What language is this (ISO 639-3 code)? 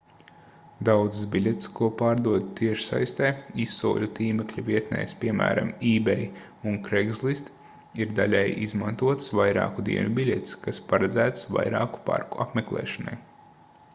lav